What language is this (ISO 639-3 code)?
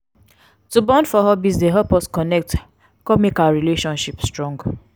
pcm